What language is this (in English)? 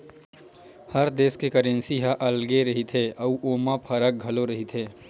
Chhattisgarhi